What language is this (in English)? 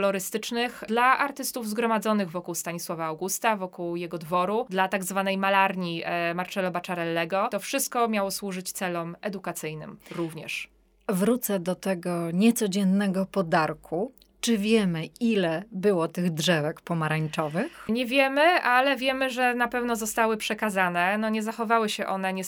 Polish